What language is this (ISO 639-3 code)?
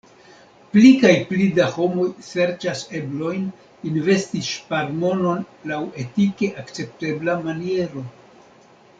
epo